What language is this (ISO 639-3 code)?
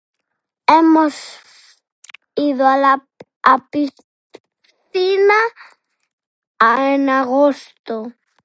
glg